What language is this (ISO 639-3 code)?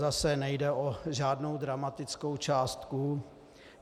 ces